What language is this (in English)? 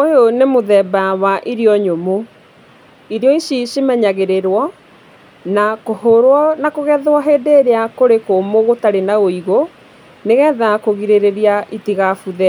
Kikuyu